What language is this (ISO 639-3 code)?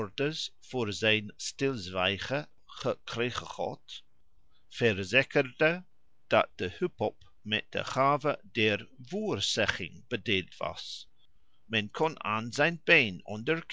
nld